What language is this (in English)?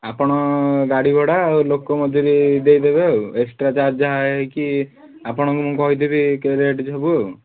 Odia